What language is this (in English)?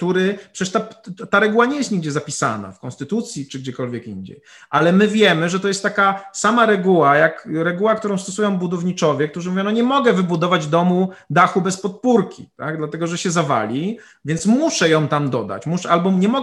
Polish